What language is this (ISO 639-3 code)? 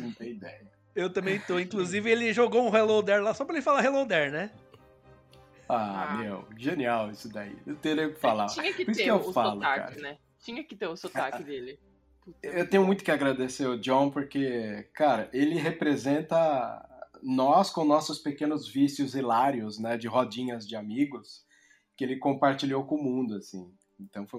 por